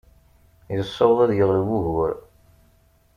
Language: Kabyle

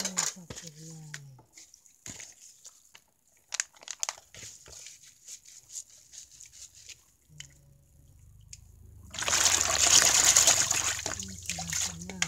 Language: Indonesian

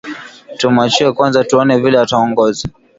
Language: Swahili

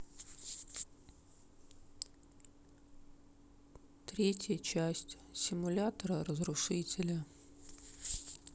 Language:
Russian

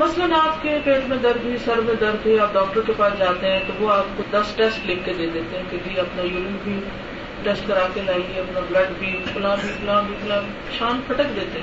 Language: Urdu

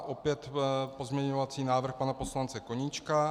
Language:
Czech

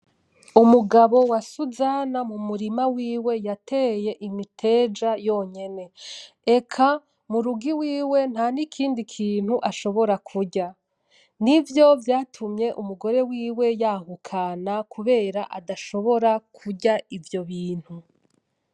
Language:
Rundi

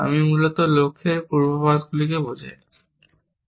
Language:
Bangla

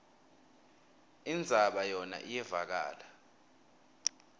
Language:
Swati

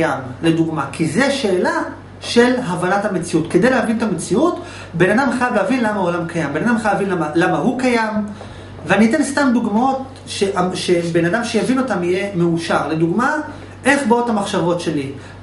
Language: Hebrew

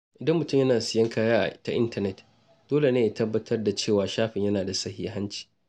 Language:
Hausa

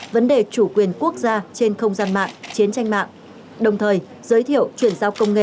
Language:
Vietnamese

